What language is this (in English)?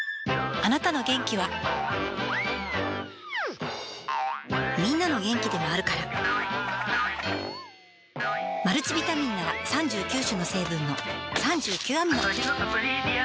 Japanese